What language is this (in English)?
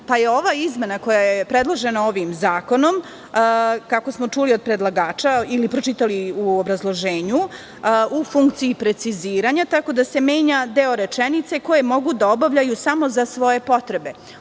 Serbian